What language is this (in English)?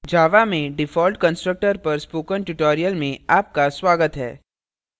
Hindi